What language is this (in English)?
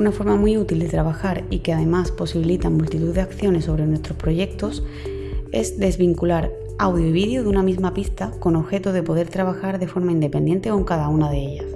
Spanish